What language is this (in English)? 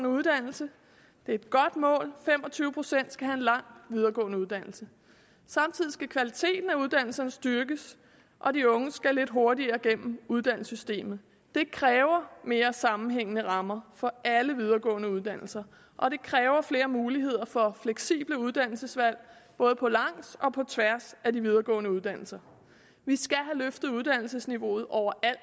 Danish